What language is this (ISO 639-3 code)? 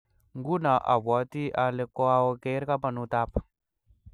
kln